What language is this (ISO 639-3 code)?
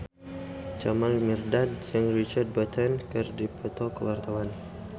sun